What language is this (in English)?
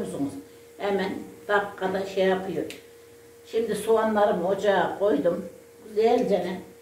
Turkish